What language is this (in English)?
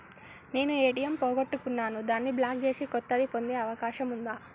Telugu